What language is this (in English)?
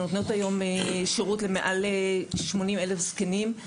Hebrew